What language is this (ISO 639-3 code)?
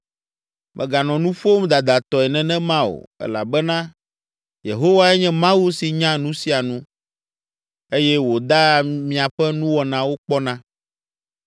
ewe